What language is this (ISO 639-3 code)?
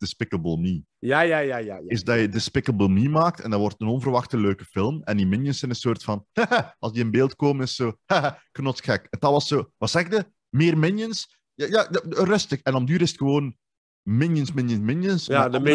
nld